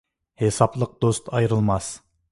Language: Uyghur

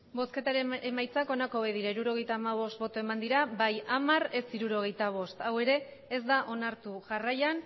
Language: Basque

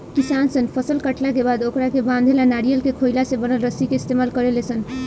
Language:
Bhojpuri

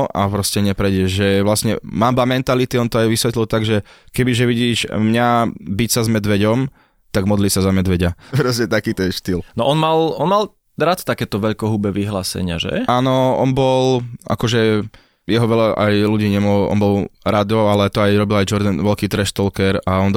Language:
Slovak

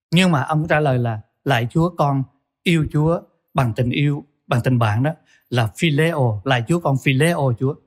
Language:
Vietnamese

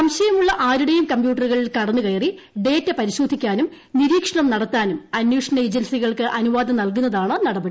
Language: Malayalam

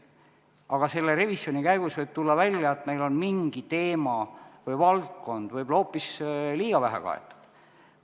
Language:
Estonian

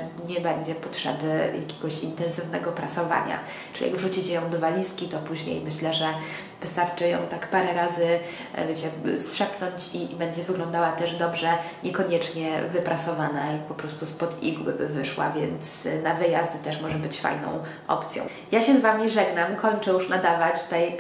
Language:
Polish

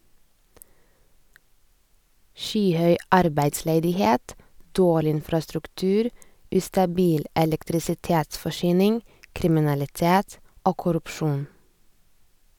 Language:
Norwegian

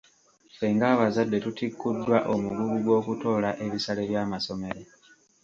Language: Ganda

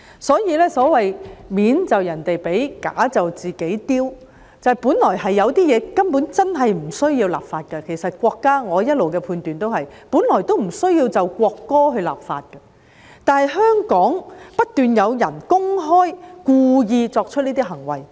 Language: Cantonese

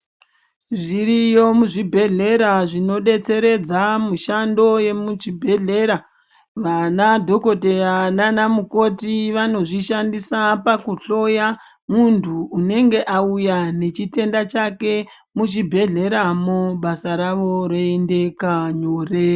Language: Ndau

